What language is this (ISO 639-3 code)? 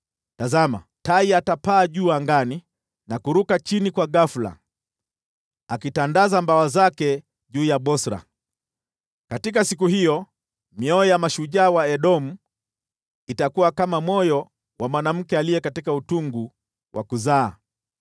swa